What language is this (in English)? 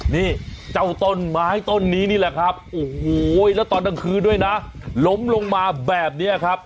Thai